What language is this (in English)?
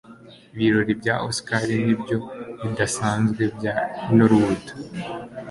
Kinyarwanda